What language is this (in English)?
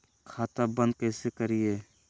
Magahi